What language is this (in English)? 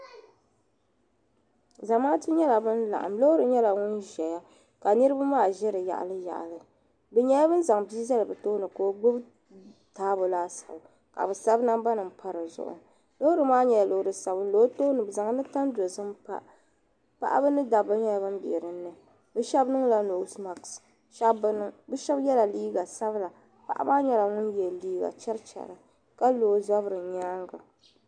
Dagbani